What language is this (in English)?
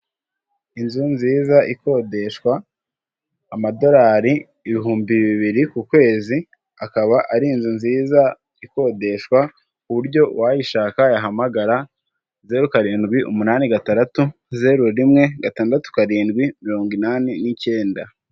Kinyarwanda